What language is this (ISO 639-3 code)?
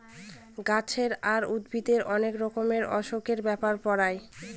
ben